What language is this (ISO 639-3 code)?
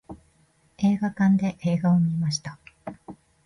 jpn